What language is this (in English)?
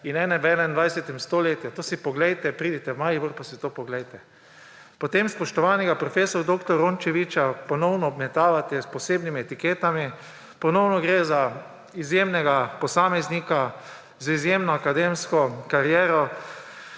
Slovenian